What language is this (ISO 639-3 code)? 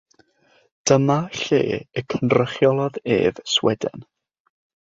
cym